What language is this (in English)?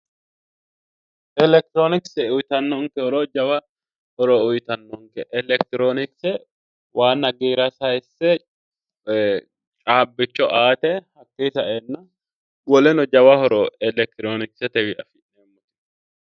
Sidamo